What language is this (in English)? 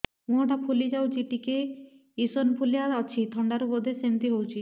Odia